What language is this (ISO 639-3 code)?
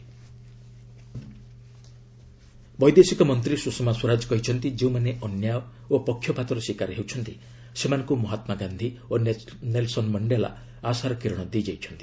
ori